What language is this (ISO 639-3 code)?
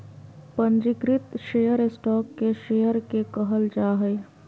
mag